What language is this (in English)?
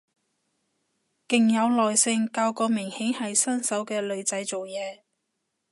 Cantonese